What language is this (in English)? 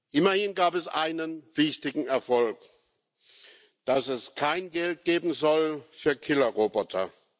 German